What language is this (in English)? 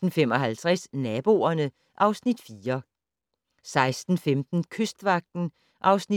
Danish